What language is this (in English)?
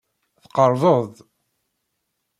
Kabyle